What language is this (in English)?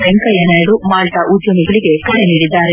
Kannada